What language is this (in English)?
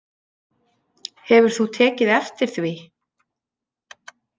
Icelandic